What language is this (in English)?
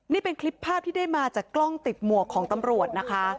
Thai